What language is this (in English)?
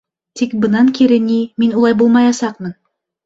Bashkir